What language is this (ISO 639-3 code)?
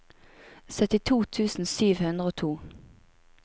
nor